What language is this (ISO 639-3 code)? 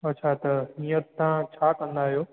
snd